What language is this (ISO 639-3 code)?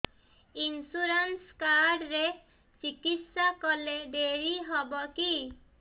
ori